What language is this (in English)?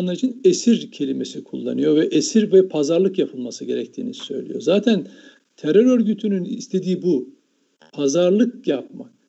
Turkish